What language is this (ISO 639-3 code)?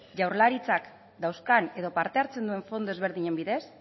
eus